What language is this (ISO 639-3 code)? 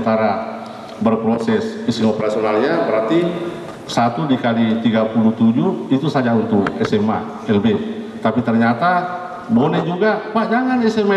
ind